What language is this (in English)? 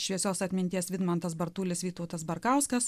Lithuanian